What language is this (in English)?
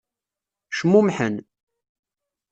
Kabyle